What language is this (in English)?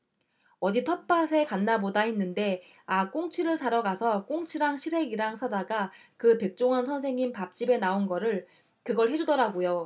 Korean